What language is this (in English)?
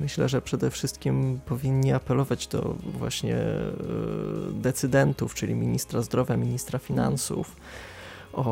Polish